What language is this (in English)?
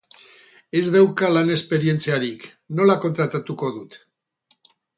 Basque